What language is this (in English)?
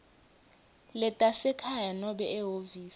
Swati